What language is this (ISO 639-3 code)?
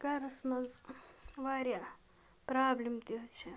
kas